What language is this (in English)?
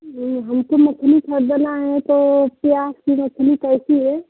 Hindi